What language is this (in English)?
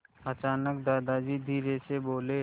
Hindi